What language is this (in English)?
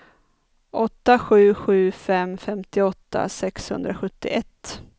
Swedish